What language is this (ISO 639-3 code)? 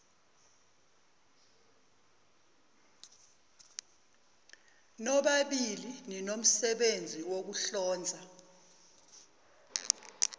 zul